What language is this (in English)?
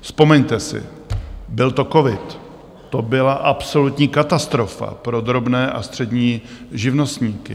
Czech